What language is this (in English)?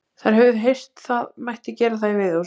Icelandic